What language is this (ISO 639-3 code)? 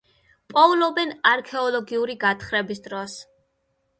kat